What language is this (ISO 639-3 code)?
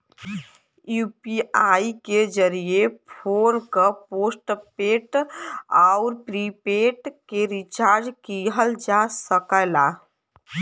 bho